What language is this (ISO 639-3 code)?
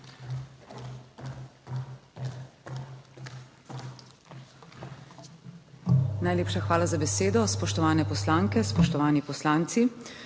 slv